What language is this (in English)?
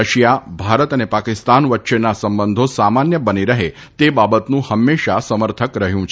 Gujarati